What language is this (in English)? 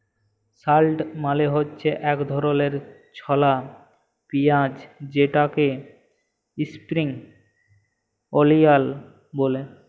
Bangla